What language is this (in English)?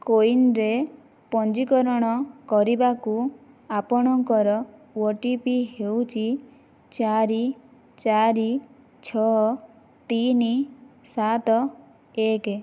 Odia